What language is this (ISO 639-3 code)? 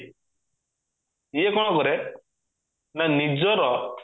ori